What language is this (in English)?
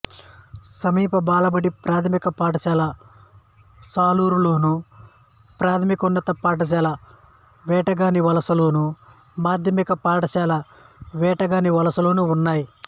Telugu